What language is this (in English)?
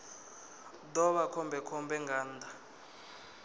Venda